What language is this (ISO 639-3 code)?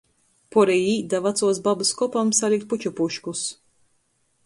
ltg